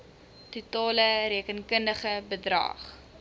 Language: Afrikaans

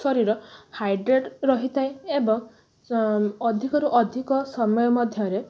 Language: Odia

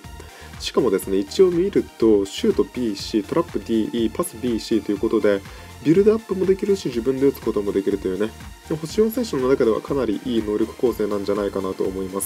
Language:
Japanese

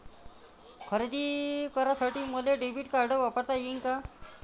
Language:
Marathi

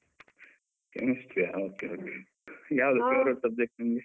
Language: Kannada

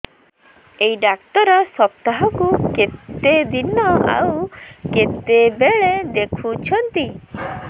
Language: Odia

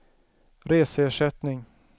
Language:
Swedish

